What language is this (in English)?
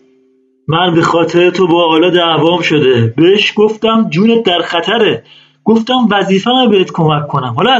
Persian